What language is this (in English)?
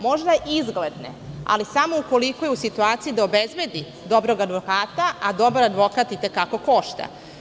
Serbian